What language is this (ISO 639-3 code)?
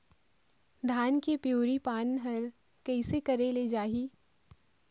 hne